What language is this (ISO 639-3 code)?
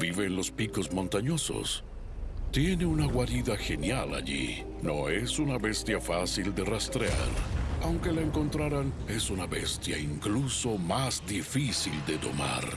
spa